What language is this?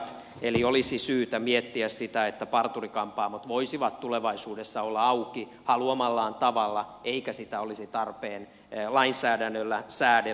Finnish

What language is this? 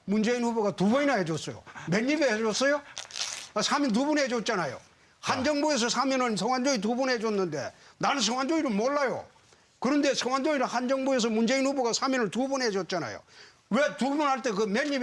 Korean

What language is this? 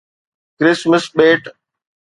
Sindhi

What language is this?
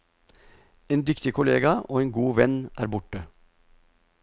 Norwegian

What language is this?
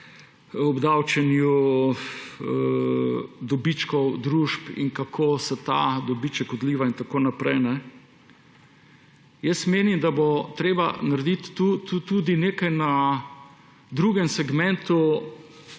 Slovenian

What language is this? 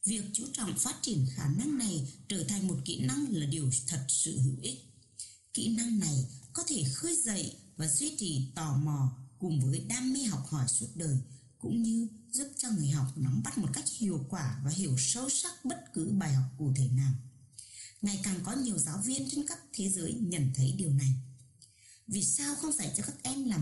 Vietnamese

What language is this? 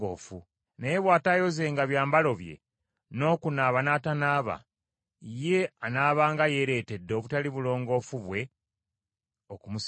Ganda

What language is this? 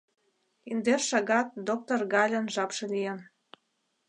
Mari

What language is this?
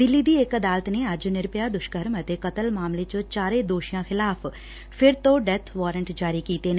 Punjabi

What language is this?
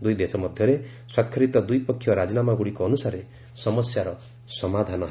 Odia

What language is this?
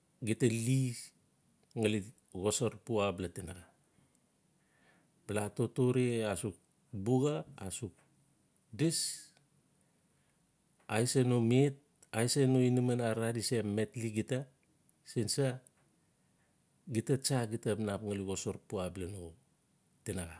Notsi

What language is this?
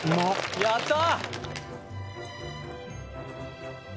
Japanese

